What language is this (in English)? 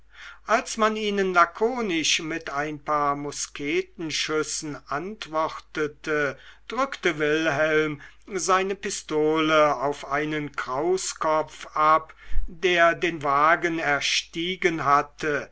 German